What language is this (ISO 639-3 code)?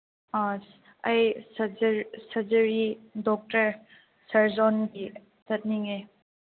mni